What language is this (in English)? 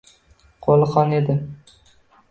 Uzbek